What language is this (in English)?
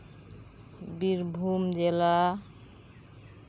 Santali